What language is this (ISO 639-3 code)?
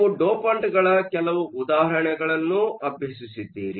kan